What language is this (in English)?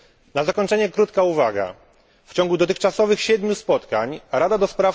Polish